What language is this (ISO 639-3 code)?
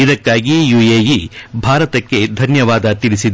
kan